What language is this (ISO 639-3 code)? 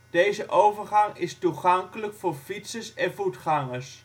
nld